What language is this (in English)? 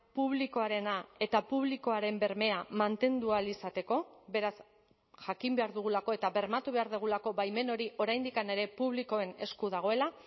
Basque